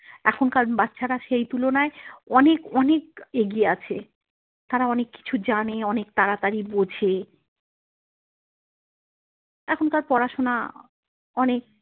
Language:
Bangla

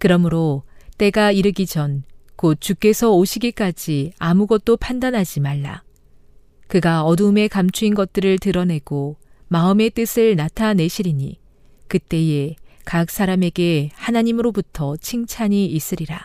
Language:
Korean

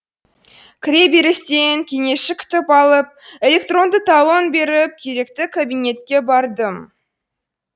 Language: Kazakh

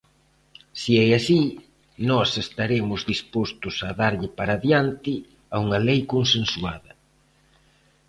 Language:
Galician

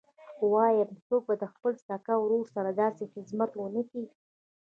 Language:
Pashto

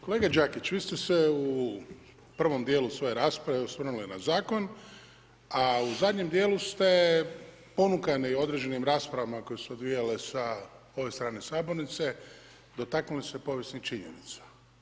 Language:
Croatian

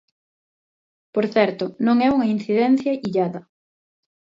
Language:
Galician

